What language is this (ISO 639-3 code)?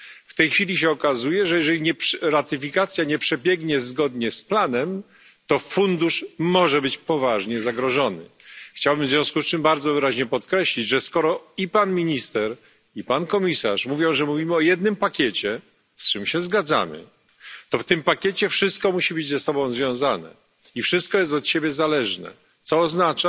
pol